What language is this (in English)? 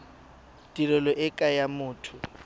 Tswana